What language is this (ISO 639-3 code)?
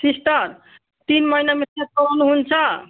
nep